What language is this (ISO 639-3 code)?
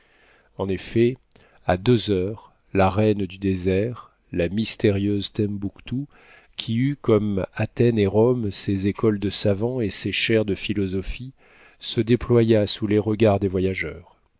fra